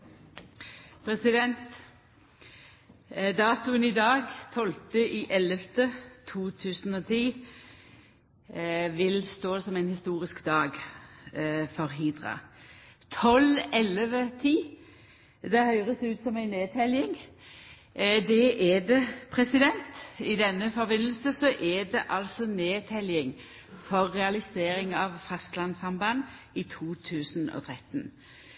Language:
Norwegian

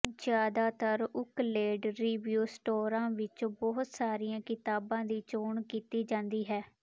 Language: Punjabi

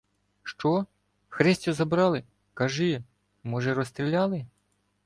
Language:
Ukrainian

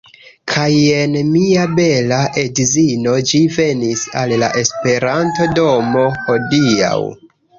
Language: Esperanto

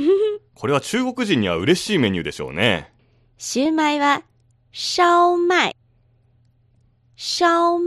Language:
Japanese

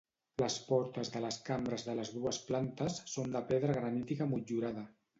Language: Catalan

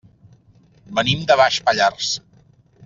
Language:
Catalan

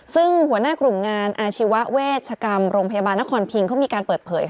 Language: Thai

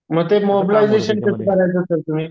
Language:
Marathi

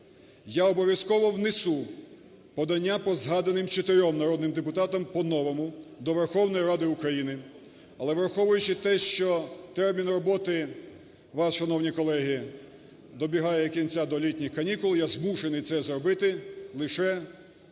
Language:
Ukrainian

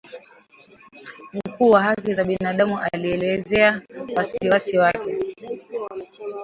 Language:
Swahili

